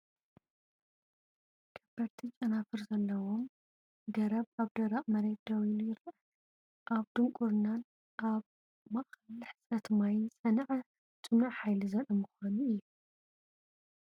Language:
Tigrinya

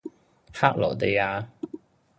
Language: Cantonese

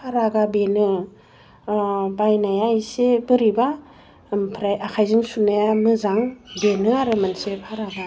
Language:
Bodo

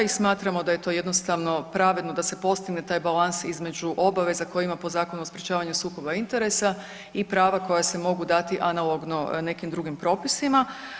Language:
Croatian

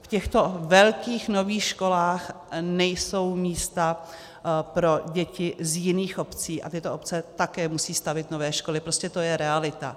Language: Czech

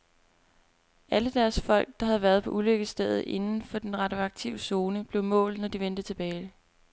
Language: Danish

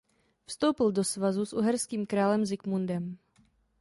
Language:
Czech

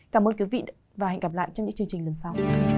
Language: Vietnamese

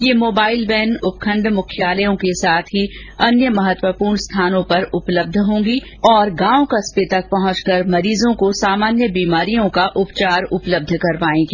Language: Hindi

